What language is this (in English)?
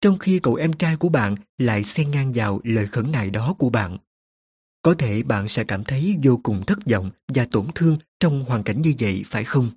Vietnamese